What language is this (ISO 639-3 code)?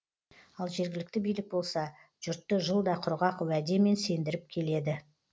kaz